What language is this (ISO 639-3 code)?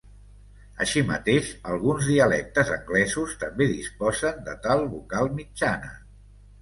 cat